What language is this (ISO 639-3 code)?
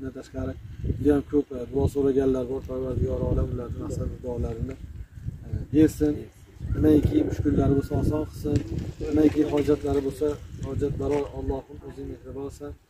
tur